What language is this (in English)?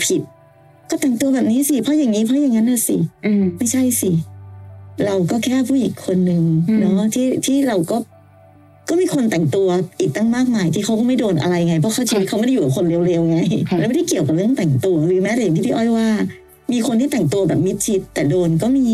Thai